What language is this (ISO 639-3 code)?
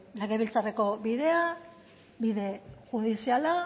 eus